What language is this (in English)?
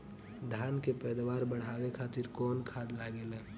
Bhojpuri